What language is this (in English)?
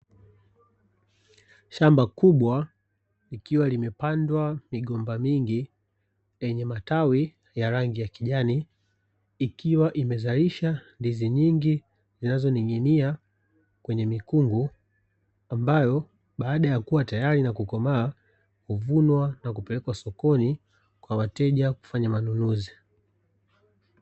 Swahili